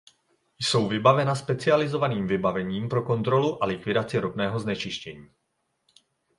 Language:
Czech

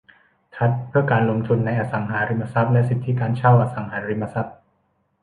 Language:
Thai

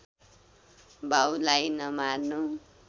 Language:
Nepali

